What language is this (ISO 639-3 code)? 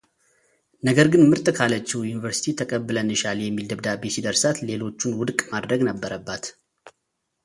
amh